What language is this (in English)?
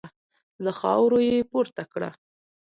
Pashto